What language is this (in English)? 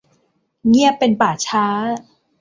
Thai